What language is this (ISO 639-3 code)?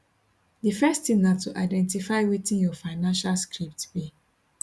pcm